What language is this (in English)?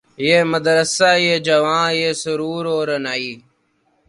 Urdu